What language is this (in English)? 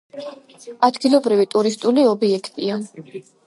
Georgian